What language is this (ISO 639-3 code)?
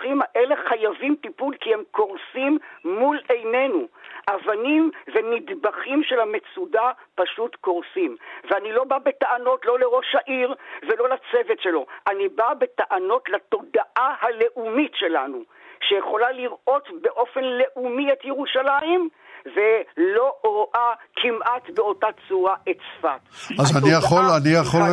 heb